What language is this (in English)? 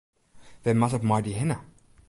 Western Frisian